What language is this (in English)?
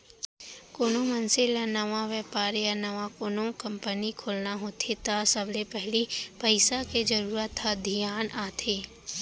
Chhattisgarhi